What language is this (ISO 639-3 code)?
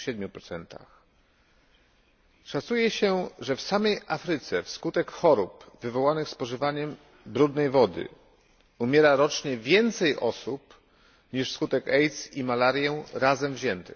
pol